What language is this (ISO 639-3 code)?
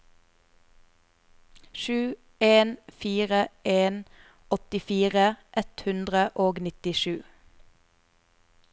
nor